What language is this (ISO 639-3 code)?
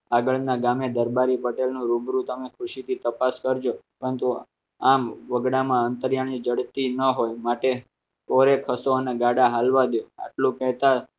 guj